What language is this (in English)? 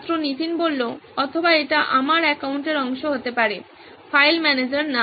Bangla